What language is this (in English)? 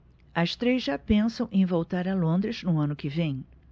Portuguese